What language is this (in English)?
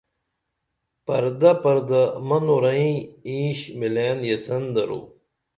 Dameli